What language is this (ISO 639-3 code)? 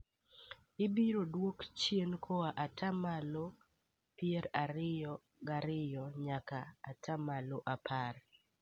luo